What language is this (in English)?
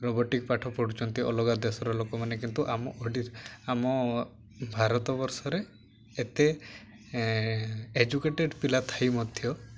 Odia